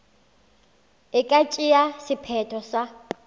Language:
Northern Sotho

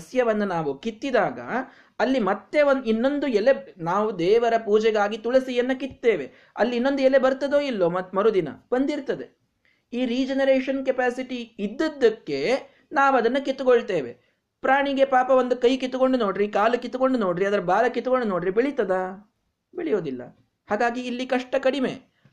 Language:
Kannada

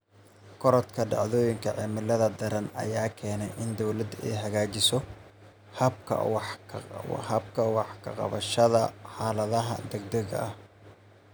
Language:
Somali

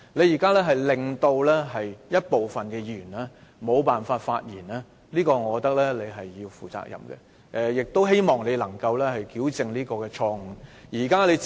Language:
Cantonese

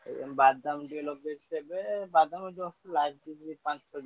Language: Odia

